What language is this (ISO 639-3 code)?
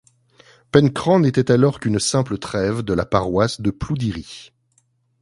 fra